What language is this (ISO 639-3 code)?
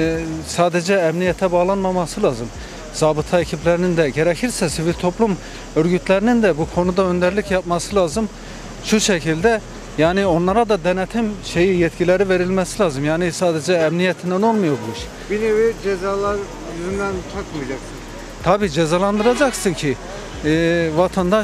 tur